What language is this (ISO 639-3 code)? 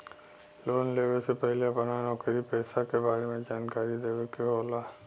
bho